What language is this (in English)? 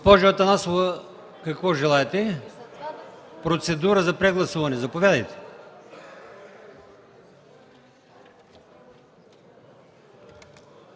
Bulgarian